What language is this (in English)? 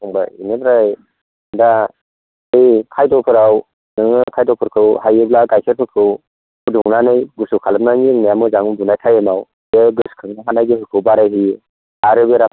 Bodo